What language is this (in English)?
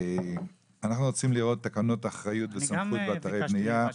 Hebrew